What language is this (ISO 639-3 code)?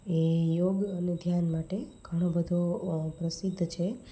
guj